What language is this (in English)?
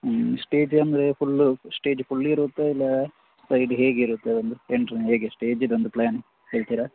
Kannada